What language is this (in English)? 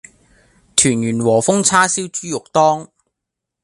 Cantonese